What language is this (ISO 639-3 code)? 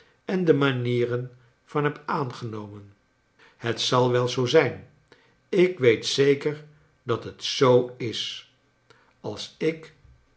nld